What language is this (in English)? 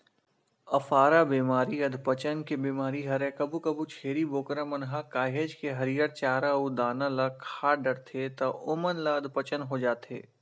Chhattisgarhi